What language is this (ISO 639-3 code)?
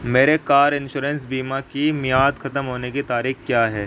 urd